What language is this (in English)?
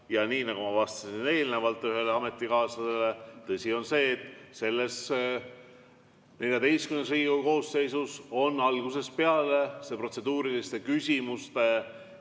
Estonian